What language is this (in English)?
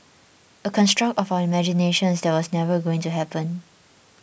English